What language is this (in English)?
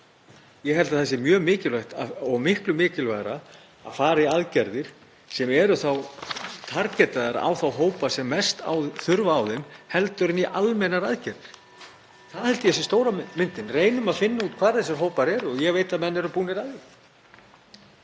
Icelandic